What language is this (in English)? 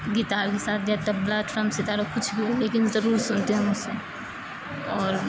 Urdu